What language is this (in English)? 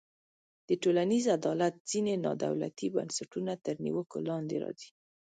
Pashto